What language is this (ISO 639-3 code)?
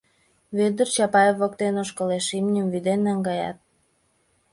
chm